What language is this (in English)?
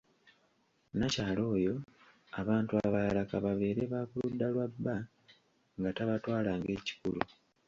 Ganda